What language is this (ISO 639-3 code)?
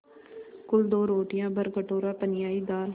hin